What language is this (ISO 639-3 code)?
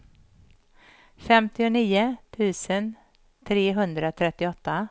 swe